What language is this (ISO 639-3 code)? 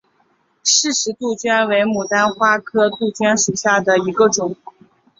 zho